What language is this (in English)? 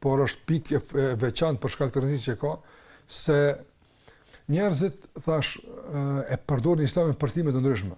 Ukrainian